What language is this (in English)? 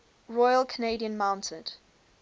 English